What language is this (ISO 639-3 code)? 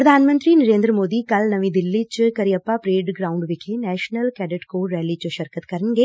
pan